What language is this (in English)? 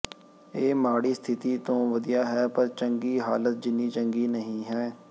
Punjabi